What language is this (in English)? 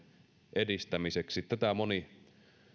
Finnish